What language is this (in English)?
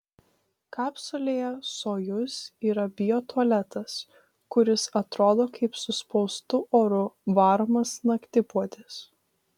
Lithuanian